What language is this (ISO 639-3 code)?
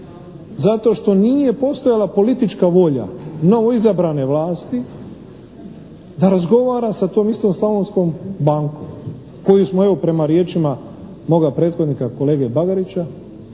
hrv